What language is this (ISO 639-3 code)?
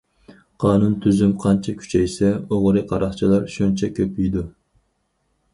uig